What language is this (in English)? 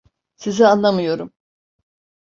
Turkish